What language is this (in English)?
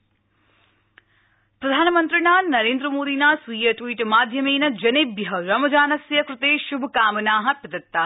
Sanskrit